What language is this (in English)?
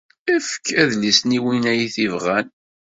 Kabyle